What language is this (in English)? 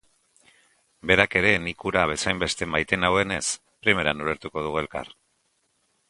Basque